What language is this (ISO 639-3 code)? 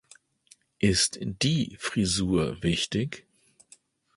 deu